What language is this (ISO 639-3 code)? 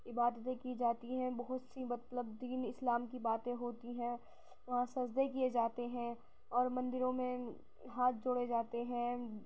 urd